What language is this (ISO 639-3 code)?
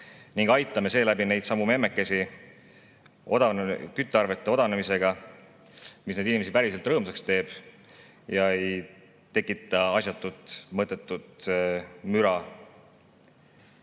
est